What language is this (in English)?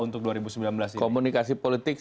Indonesian